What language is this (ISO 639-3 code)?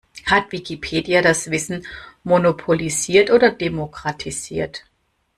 deu